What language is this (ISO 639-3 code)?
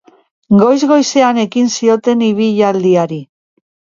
eus